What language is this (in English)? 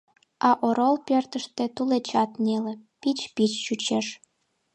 Mari